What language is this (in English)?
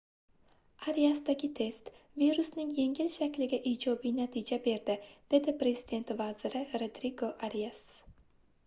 Uzbek